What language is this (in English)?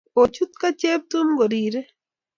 Kalenjin